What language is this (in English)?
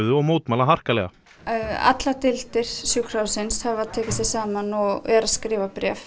Icelandic